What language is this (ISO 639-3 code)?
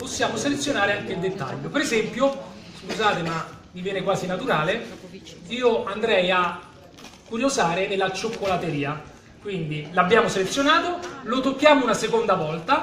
ita